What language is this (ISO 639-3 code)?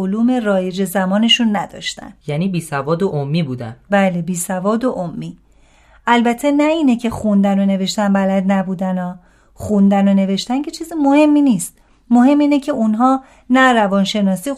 fas